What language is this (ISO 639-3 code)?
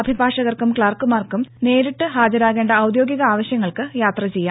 mal